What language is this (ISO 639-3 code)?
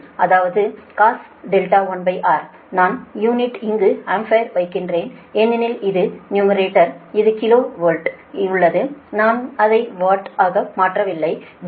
tam